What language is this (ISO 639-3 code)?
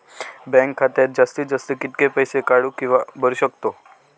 mar